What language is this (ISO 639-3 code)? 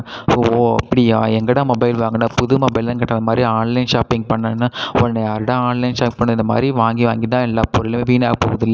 tam